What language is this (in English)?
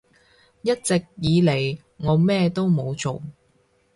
Cantonese